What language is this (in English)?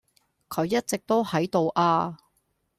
Cantonese